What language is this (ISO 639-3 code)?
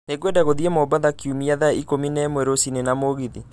kik